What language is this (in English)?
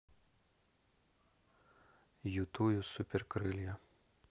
Russian